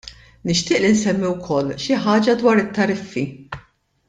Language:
Maltese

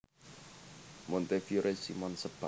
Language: Javanese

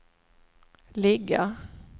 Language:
Swedish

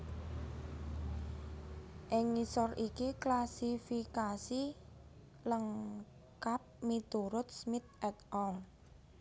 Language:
Javanese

